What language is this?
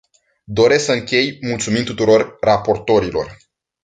Romanian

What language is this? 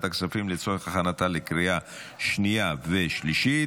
Hebrew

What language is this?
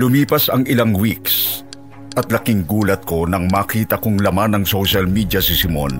Filipino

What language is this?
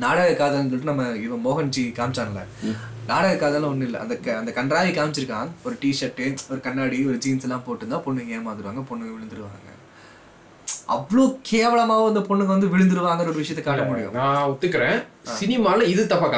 Tamil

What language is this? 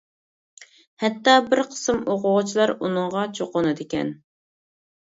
Uyghur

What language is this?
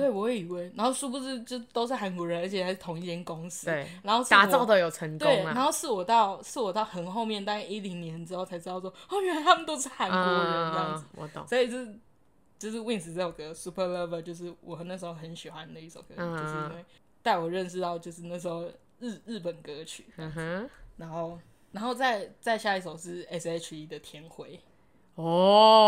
Chinese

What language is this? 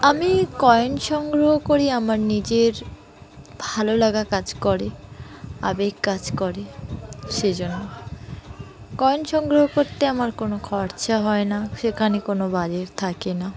Bangla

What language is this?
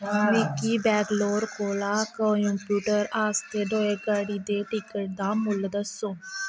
Dogri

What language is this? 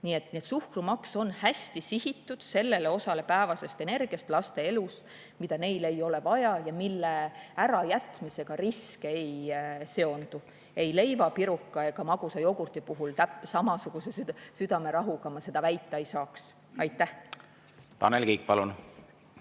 Estonian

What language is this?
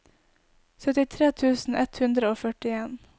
Norwegian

